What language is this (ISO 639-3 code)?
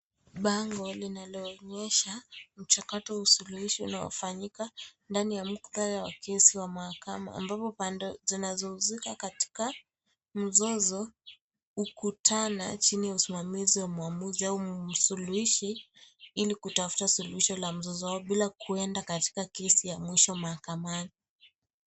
swa